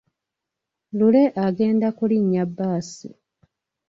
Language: Ganda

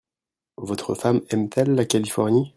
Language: French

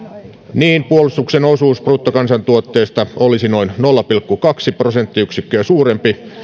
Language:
Finnish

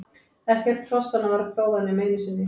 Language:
Icelandic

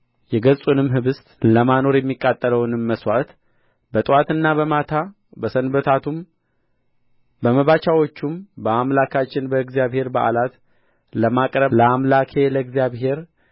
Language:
Amharic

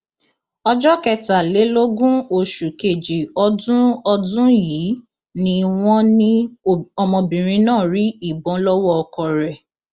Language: Yoruba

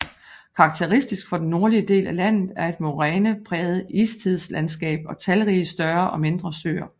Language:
Danish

